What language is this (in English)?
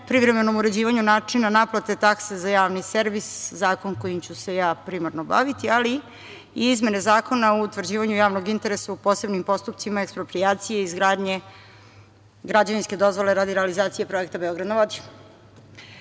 Serbian